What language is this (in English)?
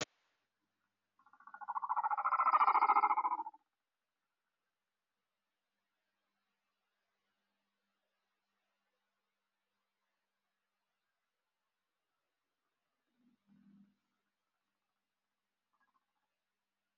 Somali